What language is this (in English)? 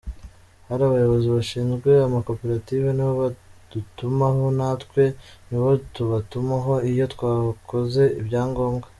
Kinyarwanda